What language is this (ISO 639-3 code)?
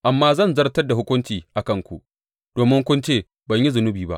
hau